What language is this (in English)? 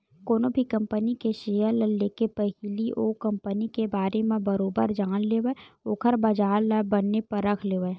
Chhattisgarhi